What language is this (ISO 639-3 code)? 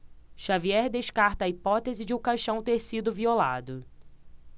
por